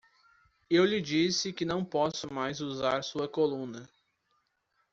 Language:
Portuguese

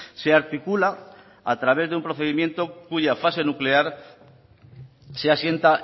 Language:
Spanish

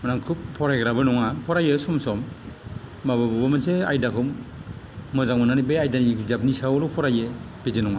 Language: Bodo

